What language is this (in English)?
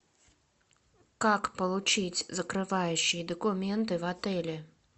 Russian